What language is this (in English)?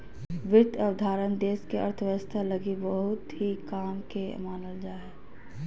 Magahi